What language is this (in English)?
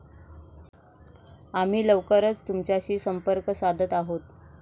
Marathi